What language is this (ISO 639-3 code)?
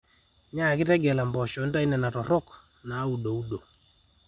mas